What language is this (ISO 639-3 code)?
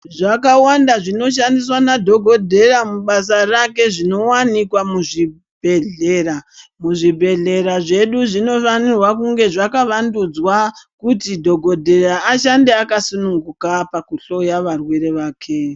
ndc